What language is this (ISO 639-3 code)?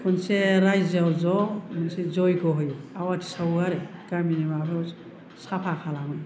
brx